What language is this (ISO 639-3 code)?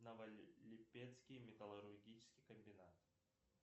rus